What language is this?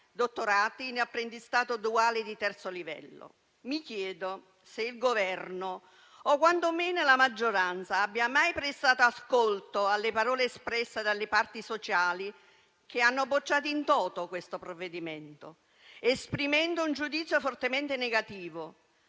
Italian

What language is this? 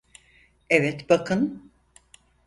Turkish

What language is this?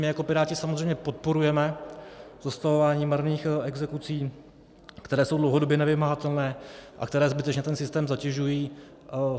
Czech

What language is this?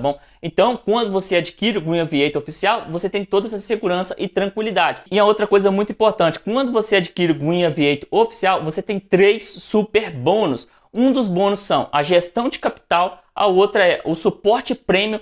Portuguese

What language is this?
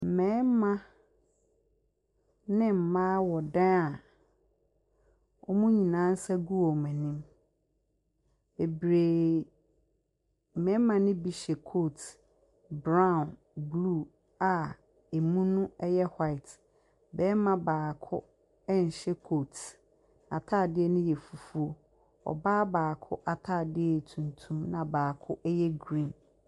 Akan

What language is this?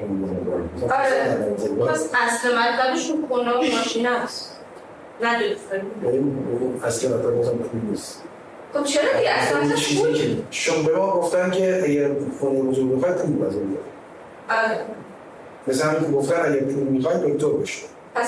Persian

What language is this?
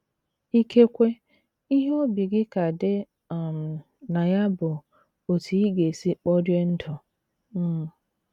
Igbo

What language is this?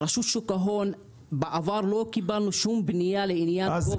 Hebrew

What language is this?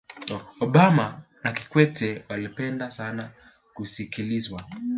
Swahili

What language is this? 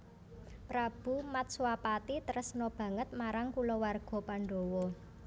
Javanese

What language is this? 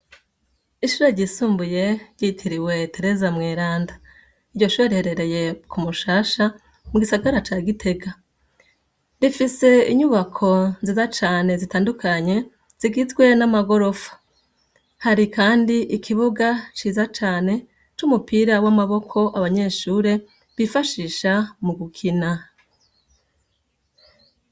Rundi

